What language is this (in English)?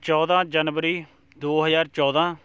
Punjabi